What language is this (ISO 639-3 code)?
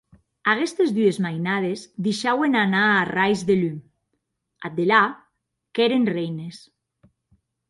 oci